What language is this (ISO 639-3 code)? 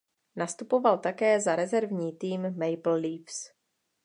ces